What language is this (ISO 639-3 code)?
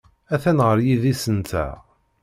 kab